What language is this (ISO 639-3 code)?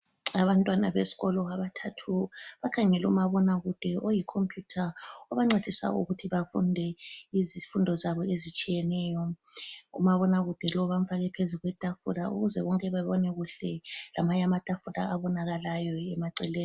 nde